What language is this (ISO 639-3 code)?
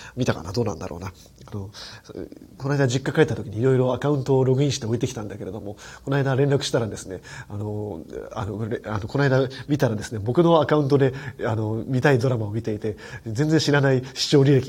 jpn